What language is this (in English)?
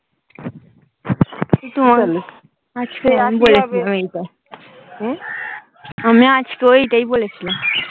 Bangla